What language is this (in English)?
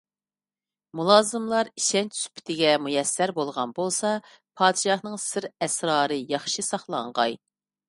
Uyghur